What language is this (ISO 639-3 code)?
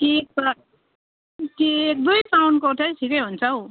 nep